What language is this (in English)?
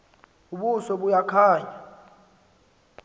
Xhosa